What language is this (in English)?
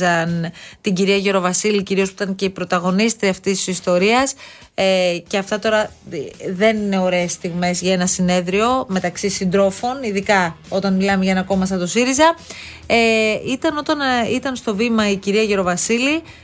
Greek